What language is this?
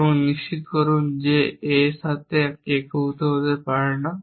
Bangla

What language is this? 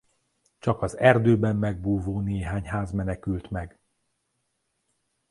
Hungarian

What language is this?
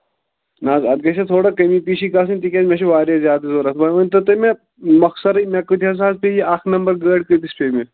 Kashmiri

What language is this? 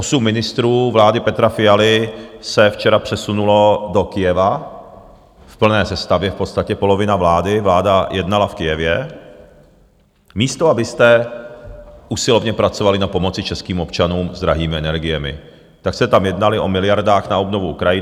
Czech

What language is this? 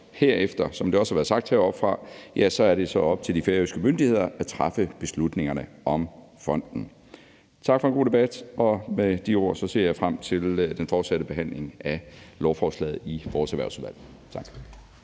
Danish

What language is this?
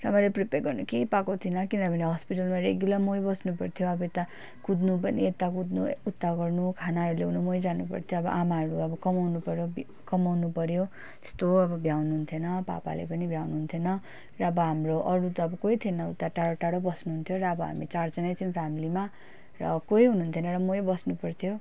Nepali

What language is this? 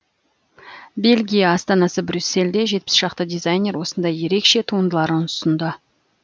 Kazakh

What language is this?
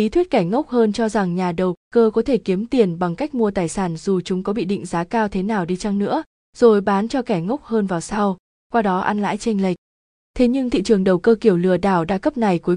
Vietnamese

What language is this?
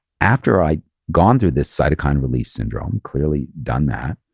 English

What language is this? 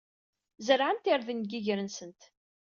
Kabyle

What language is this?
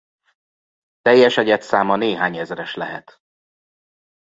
Hungarian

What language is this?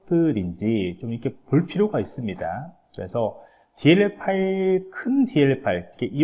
Korean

